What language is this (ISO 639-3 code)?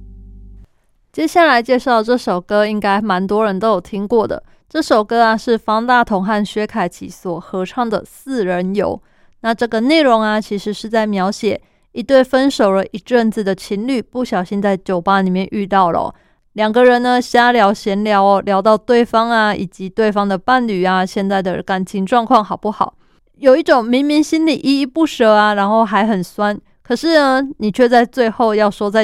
zho